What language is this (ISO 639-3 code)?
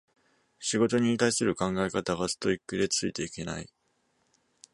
jpn